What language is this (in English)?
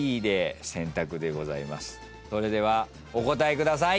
Japanese